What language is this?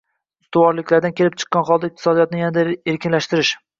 Uzbek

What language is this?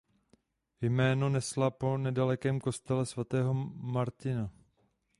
Czech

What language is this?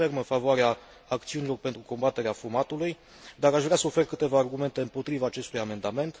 Romanian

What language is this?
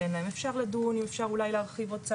Hebrew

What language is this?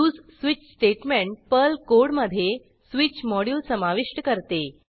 Marathi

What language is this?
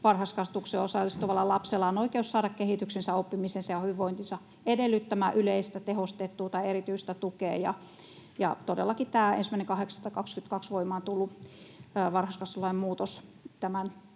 Finnish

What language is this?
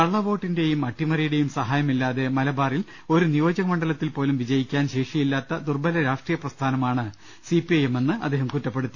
Malayalam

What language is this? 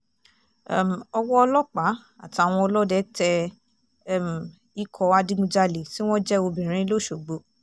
Yoruba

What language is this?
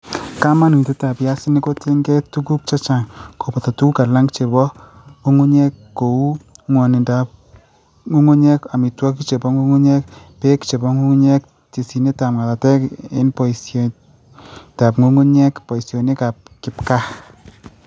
Kalenjin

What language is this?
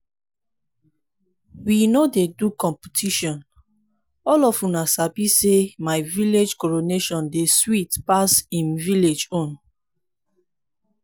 Nigerian Pidgin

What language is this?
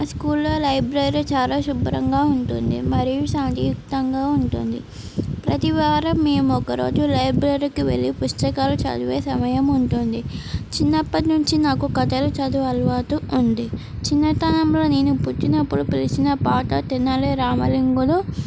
Telugu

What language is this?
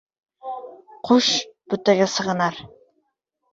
Uzbek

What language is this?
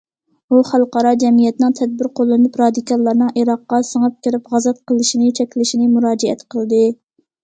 Uyghur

